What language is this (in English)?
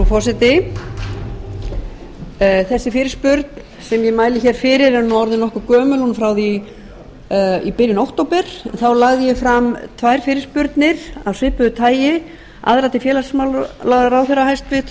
Icelandic